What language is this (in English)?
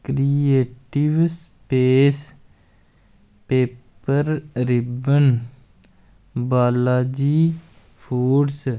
Dogri